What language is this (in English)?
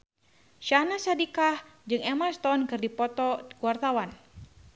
Sundanese